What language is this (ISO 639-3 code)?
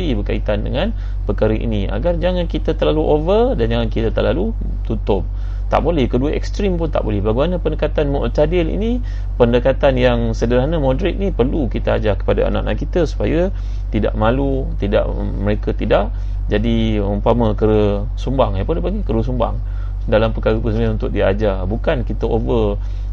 msa